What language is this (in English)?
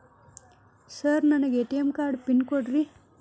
Kannada